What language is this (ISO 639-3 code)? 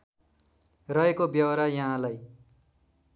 nep